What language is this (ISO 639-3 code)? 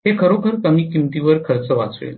mar